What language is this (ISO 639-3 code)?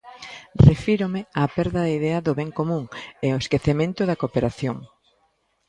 glg